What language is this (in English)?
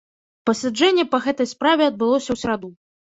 Belarusian